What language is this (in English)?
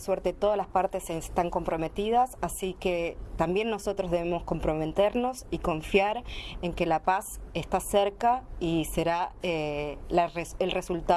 Spanish